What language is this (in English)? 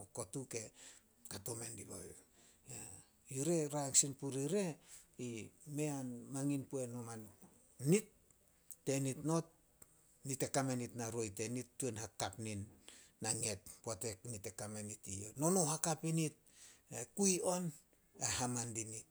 Solos